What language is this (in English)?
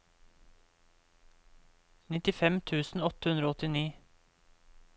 Norwegian